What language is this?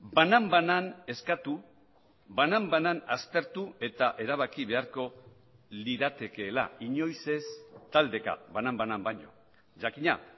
Basque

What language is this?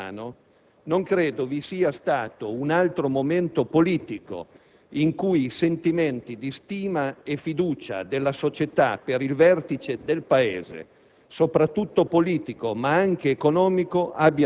Italian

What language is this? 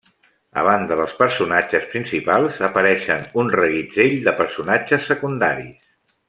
Catalan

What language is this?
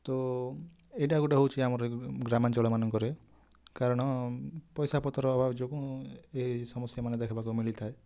Odia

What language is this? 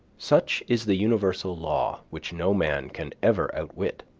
English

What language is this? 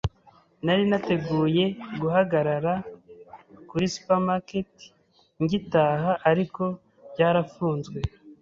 Kinyarwanda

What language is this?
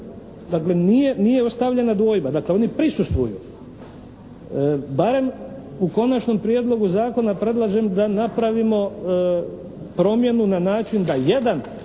Croatian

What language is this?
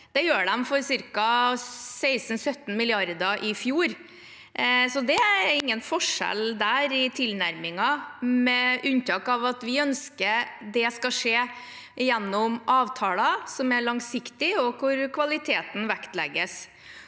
Norwegian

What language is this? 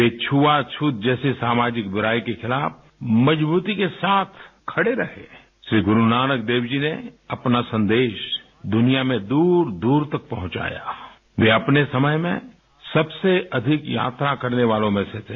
Hindi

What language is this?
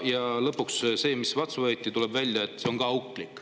Estonian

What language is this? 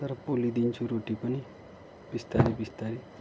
Nepali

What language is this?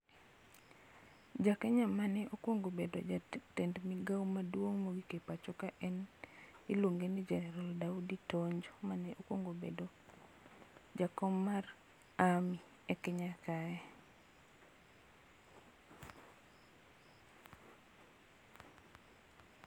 Luo (Kenya and Tanzania)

